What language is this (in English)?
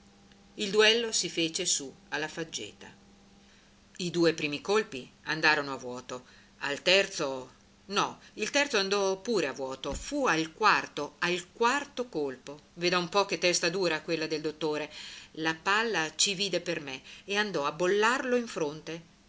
Italian